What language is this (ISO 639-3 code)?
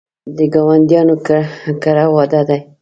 pus